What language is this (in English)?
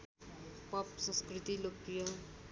Nepali